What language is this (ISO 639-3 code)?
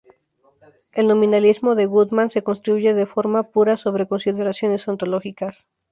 spa